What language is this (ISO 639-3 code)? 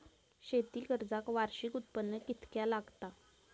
mar